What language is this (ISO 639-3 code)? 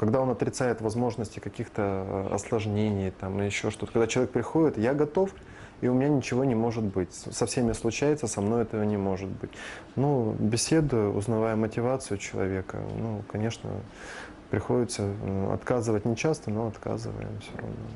rus